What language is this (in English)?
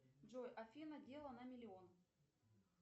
Russian